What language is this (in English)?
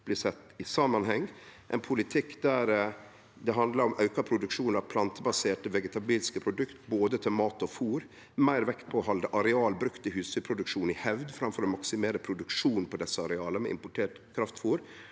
Norwegian